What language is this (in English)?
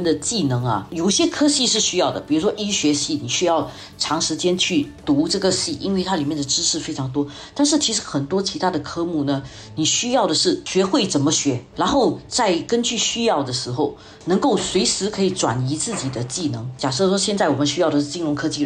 Chinese